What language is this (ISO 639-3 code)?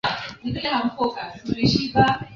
swa